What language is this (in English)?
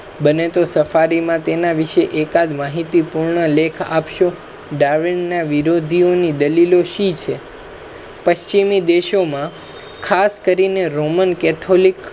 Gujarati